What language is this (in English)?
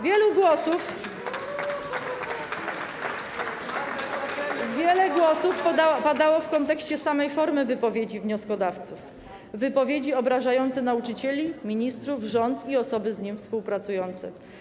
Polish